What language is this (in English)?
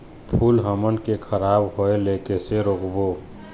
Chhattisgarhi